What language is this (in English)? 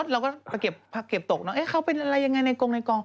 Thai